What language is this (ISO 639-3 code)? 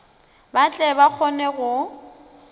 nso